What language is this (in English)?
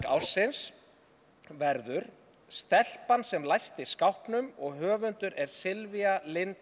Icelandic